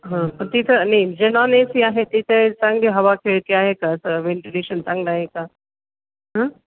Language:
Marathi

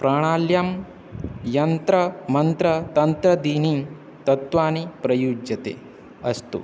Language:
Sanskrit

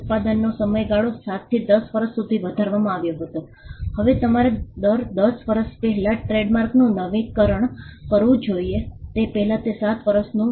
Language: Gujarati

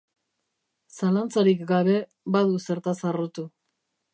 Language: Basque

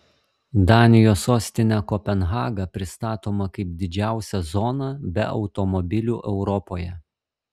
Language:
Lithuanian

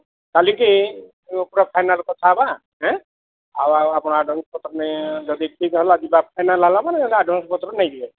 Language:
Odia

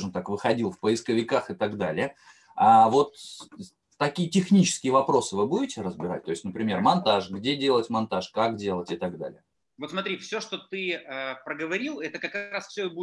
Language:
Russian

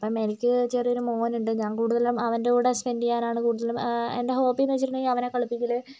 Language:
Malayalam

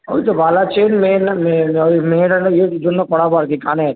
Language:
Bangla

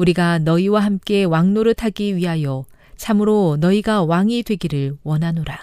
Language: Korean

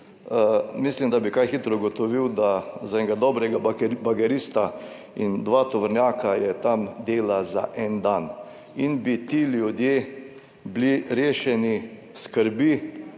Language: Slovenian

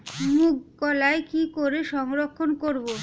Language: Bangla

